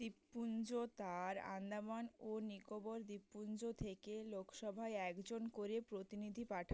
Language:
Bangla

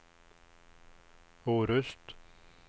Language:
Swedish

